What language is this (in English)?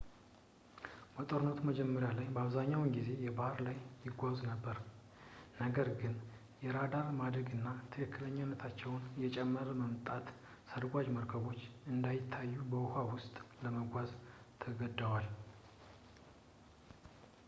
Amharic